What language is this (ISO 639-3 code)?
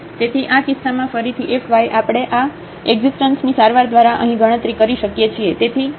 guj